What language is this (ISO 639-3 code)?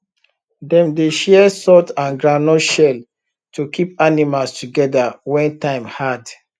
pcm